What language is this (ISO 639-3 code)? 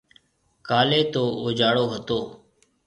mve